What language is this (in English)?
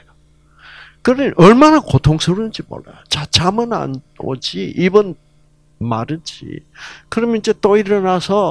Korean